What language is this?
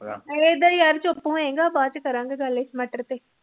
Punjabi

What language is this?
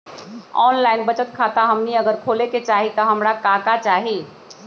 Magahi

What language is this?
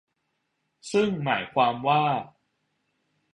Thai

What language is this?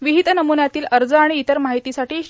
Marathi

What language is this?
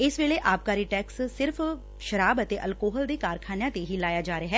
Punjabi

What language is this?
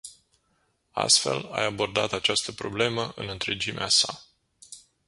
Romanian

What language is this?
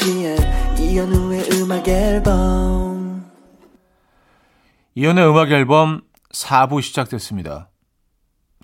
Korean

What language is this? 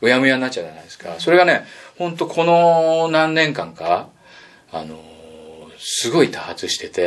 Japanese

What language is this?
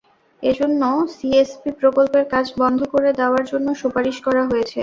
Bangla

